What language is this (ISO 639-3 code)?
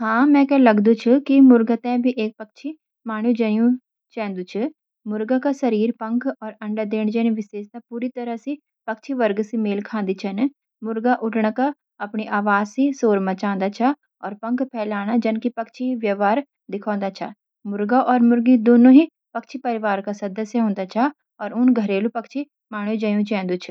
gbm